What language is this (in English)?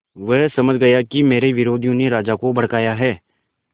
Hindi